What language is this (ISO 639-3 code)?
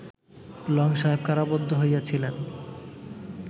ben